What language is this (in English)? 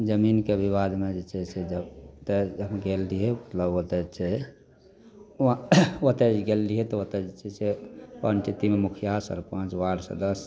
Maithili